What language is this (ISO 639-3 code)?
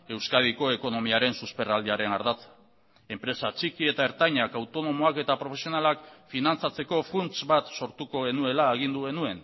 eus